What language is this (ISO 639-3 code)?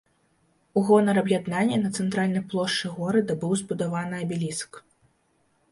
bel